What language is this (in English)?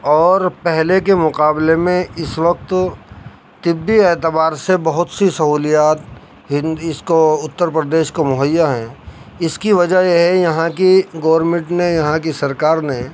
Urdu